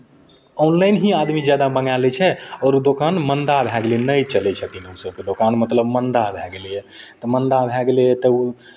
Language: Maithili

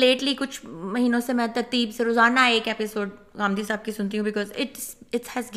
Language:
Urdu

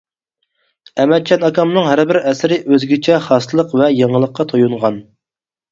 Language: Uyghur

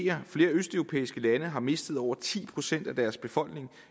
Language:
Danish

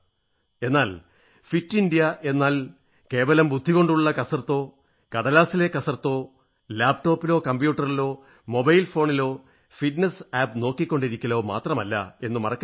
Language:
Malayalam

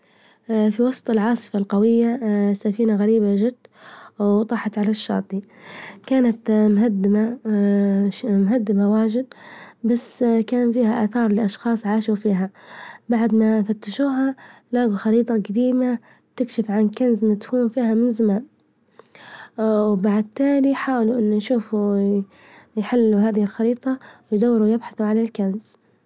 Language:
Libyan Arabic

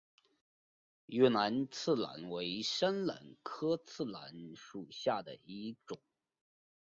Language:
Chinese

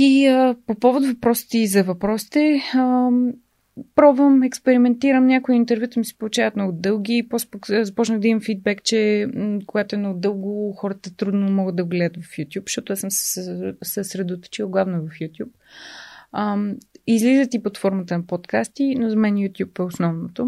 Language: Bulgarian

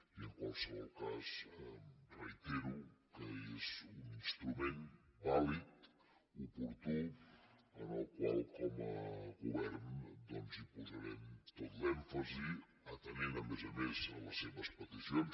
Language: Catalan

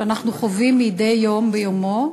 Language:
Hebrew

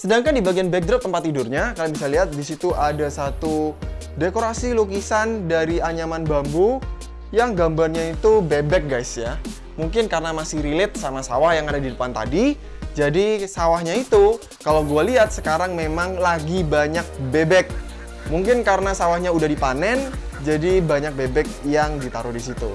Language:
Indonesian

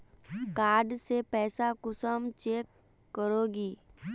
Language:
Magahi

